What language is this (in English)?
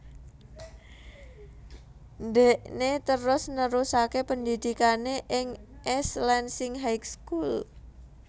Javanese